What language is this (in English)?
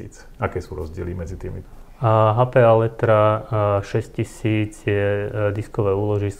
Slovak